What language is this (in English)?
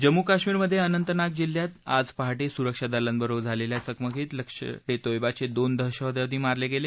Marathi